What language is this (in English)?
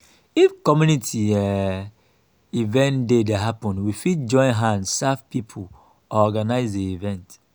Nigerian Pidgin